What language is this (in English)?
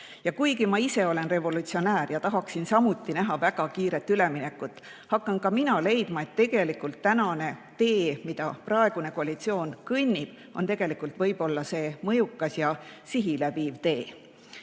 Estonian